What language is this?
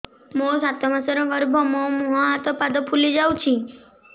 Odia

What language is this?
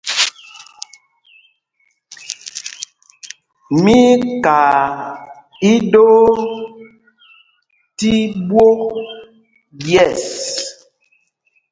Mpumpong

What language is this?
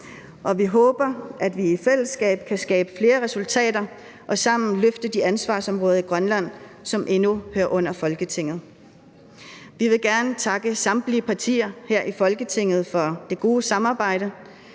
Danish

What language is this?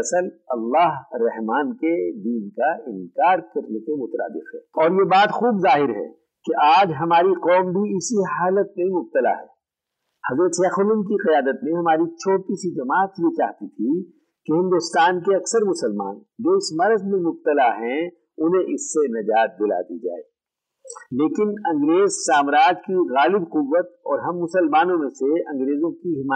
Urdu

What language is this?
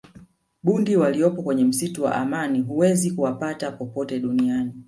Swahili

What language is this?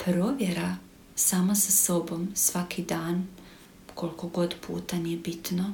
Croatian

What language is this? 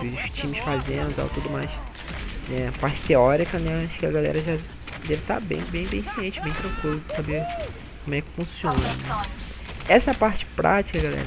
Portuguese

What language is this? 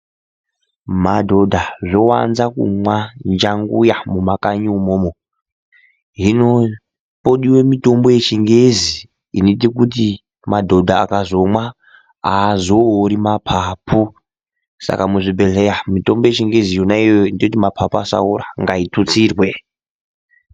Ndau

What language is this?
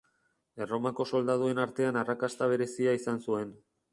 Basque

